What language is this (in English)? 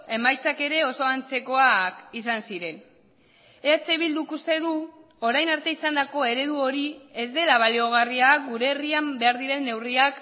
Basque